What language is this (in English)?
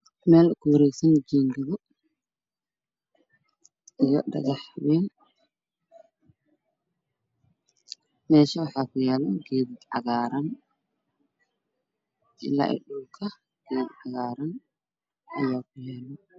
Somali